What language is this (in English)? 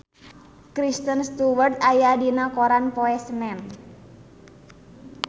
Sundanese